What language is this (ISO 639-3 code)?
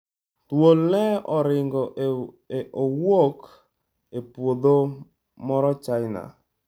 luo